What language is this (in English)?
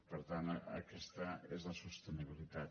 Catalan